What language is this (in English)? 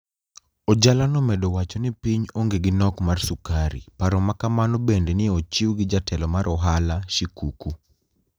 Luo (Kenya and Tanzania)